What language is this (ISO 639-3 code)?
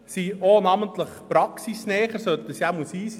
gsw